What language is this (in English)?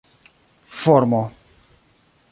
Esperanto